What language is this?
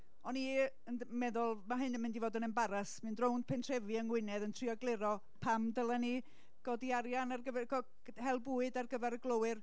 Welsh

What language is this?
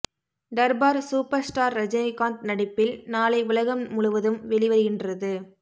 Tamil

